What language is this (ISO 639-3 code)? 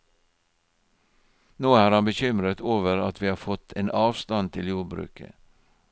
nor